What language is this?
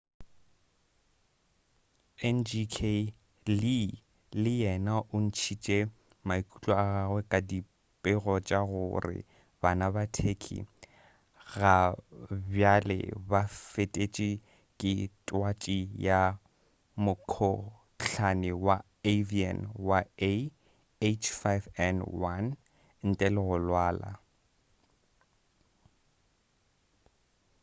Northern Sotho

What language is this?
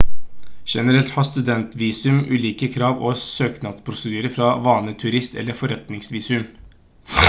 Norwegian Bokmål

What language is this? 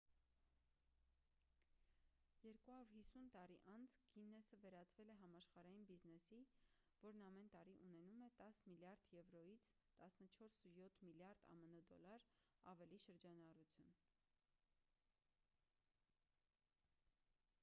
Armenian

